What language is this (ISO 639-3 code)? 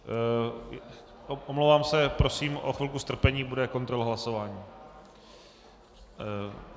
ces